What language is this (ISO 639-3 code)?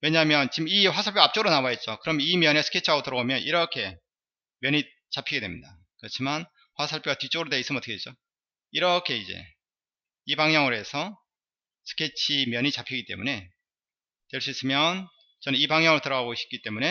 kor